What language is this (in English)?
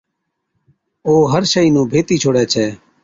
Od